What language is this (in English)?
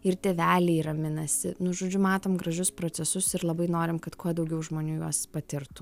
Lithuanian